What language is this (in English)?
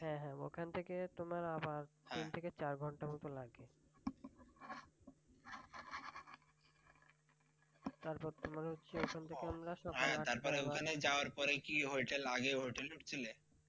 Bangla